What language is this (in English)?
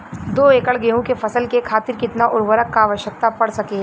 Bhojpuri